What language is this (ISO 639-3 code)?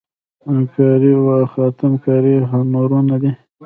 pus